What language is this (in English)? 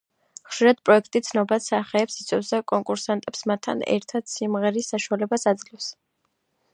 Georgian